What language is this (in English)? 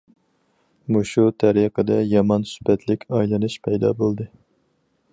Uyghur